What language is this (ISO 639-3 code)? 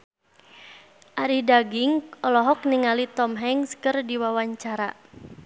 sun